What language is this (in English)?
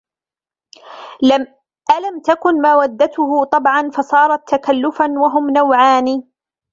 Arabic